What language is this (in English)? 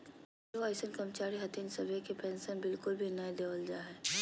Magahi